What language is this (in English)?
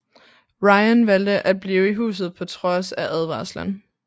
Danish